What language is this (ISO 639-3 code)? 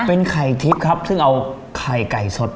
tha